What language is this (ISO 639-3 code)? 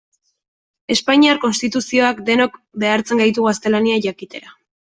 eus